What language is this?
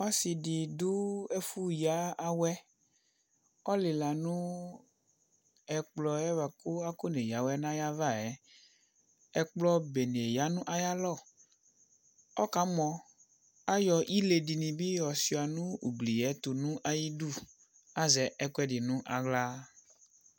Ikposo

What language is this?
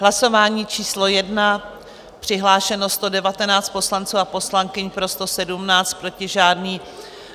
Czech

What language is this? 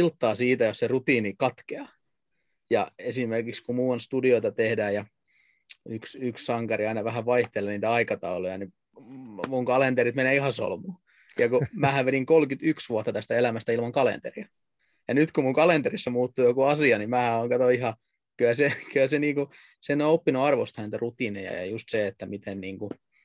Finnish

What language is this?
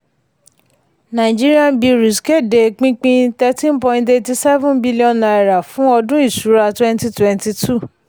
Yoruba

